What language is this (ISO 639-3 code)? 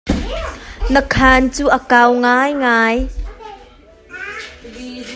cnh